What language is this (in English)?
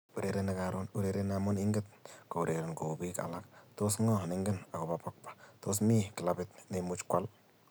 Kalenjin